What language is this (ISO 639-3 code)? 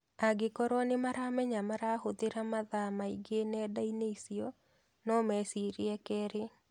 kik